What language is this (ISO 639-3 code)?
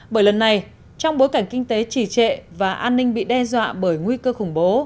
vie